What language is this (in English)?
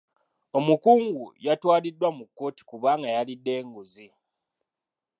Ganda